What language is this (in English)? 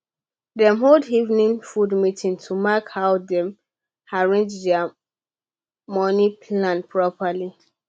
Nigerian Pidgin